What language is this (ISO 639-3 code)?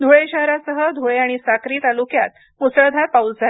mar